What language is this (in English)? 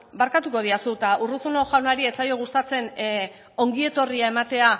Basque